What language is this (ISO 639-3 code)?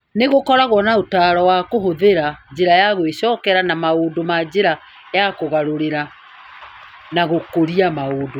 kik